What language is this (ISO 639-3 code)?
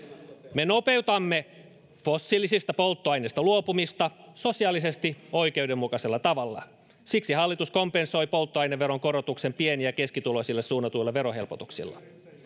fin